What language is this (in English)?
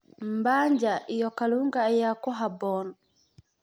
Somali